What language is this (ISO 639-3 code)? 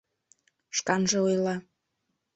chm